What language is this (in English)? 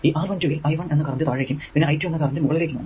Malayalam